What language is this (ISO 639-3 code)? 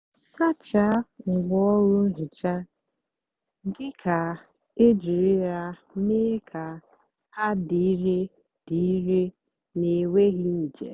ibo